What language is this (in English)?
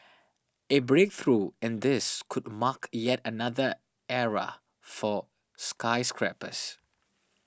English